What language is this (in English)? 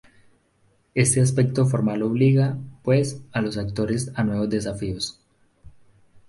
Spanish